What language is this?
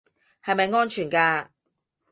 Cantonese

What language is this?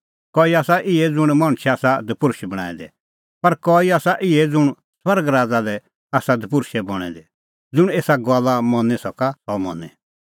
Kullu Pahari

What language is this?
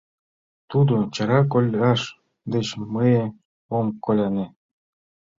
Mari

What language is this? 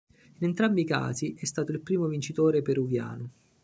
Italian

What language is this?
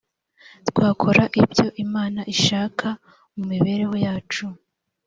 Kinyarwanda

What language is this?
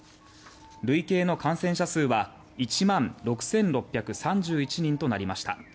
Japanese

